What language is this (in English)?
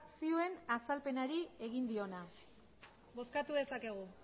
Basque